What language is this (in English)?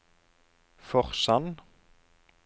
Norwegian